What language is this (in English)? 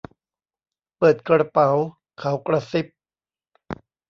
Thai